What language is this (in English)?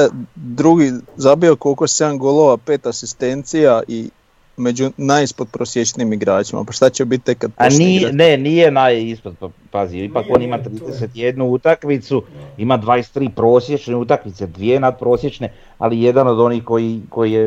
Croatian